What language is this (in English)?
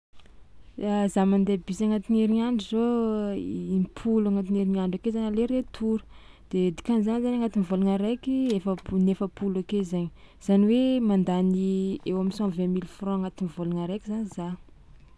Tsimihety Malagasy